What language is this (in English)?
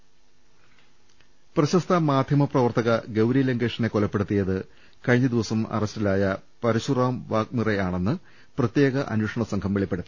Malayalam